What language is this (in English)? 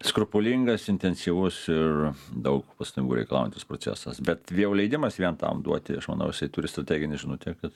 Lithuanian